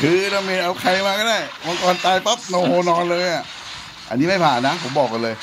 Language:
Thai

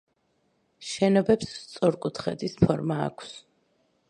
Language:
Georgian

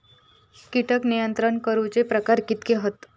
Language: Marathi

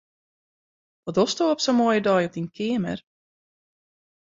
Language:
Western Frisian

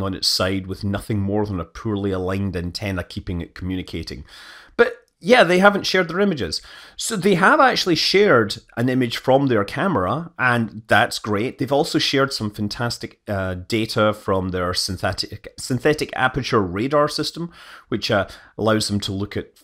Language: English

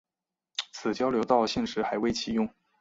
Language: Chinese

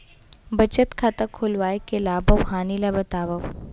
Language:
Chhattisgarhi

